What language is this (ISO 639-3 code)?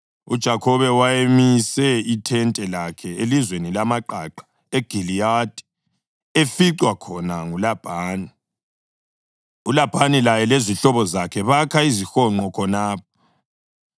nde